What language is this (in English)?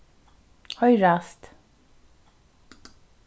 Faroese